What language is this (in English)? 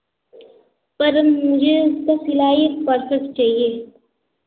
Hindi